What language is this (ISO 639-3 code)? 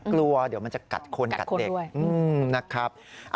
tha